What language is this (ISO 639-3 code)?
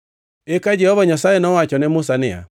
luo